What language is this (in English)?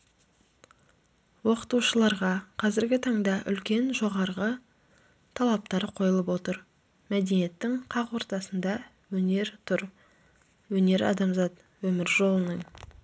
Kazakh